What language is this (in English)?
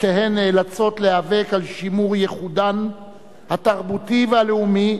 Hebrew